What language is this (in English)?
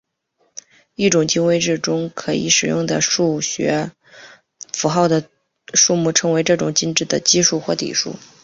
Chinese